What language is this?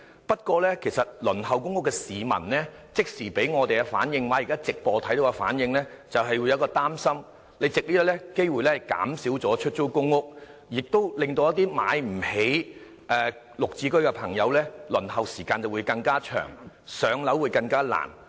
Cantonese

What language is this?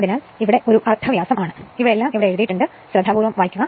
Malayalam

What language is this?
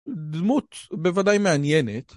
Hebrew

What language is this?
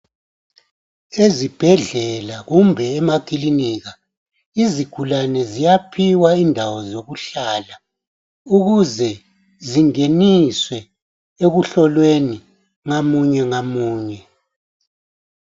North Ndebele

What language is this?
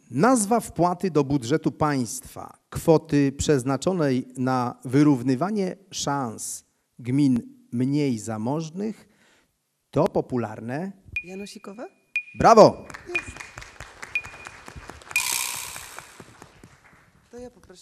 Polish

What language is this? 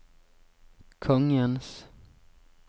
Norwegian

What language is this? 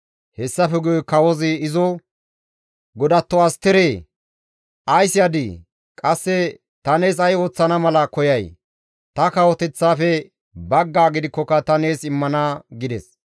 Gamo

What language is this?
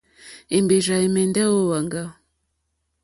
Mokpwe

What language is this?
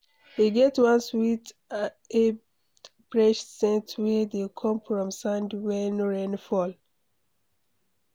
Nigerian Pidgin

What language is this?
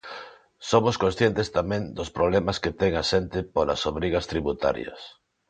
Galician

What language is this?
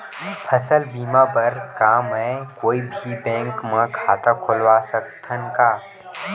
Chhattisgarhi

